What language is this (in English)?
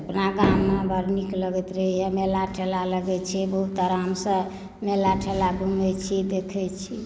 Maithili